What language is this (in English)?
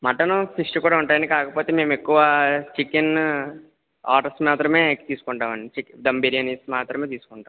Telugu